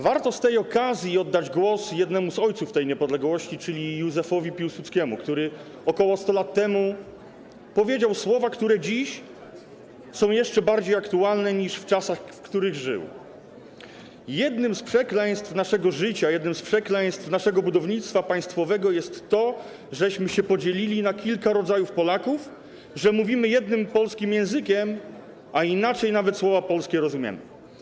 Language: Polish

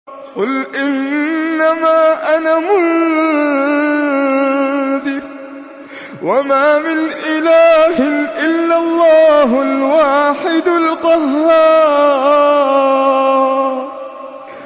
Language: Arabic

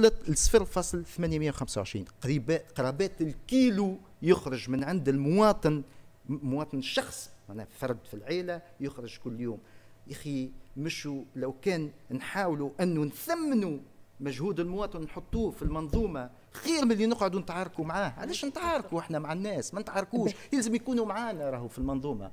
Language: Arabic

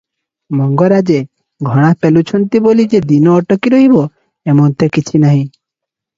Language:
Odia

